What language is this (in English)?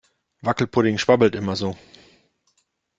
German